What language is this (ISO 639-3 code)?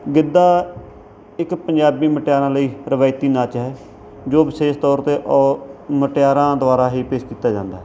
pan